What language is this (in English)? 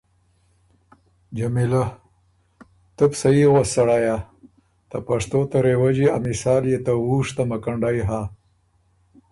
Ormuri